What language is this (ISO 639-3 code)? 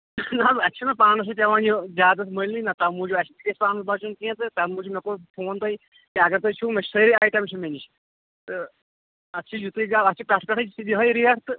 kas